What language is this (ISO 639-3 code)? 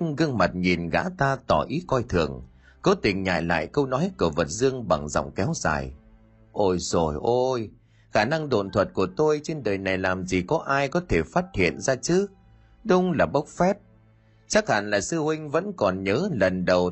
vie